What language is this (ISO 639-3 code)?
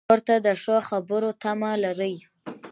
pus